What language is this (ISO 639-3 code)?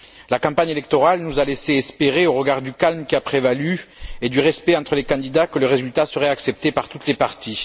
fra